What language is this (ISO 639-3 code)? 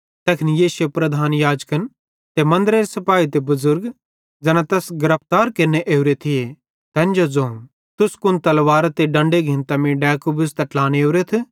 bhd